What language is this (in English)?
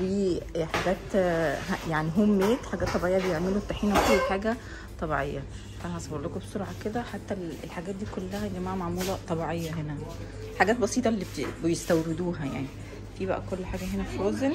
Arabic